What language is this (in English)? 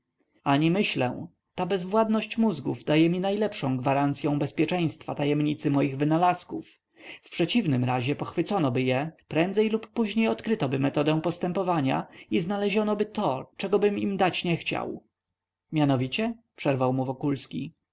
Polish